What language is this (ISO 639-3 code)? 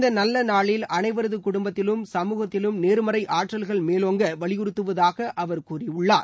tam